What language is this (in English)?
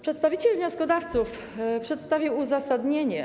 Polish